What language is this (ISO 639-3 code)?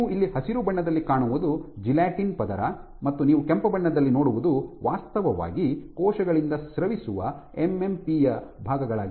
kan